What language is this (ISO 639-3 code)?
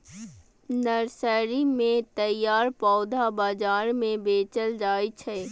mai